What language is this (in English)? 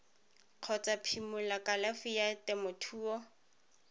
Tswana